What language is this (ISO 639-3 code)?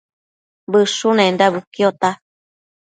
mcf